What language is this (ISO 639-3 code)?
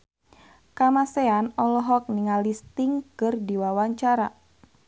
sun